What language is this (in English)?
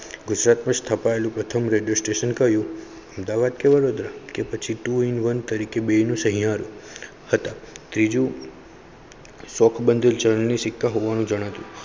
Gujarati